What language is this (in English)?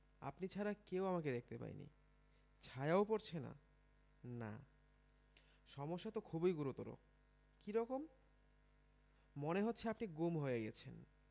Bangla